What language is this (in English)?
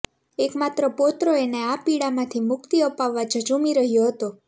Gujarati